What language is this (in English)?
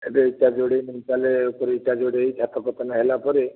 Odia